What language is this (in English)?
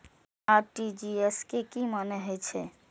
Maithili